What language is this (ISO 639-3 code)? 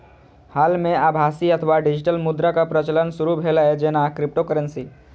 mai